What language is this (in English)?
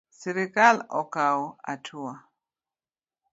Luo (Kenya and Tanzania)